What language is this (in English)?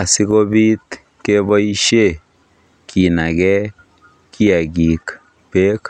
Kalenjin